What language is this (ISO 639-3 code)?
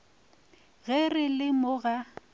nso